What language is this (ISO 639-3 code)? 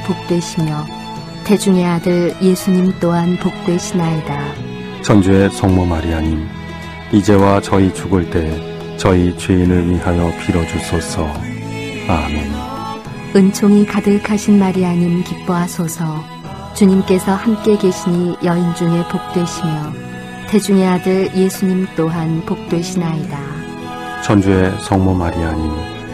kor